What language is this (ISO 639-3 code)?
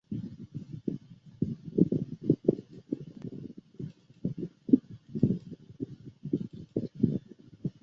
zho